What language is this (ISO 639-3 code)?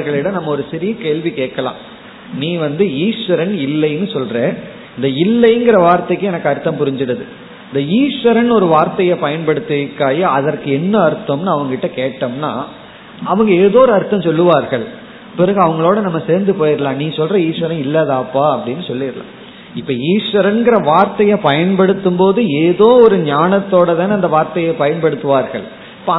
tam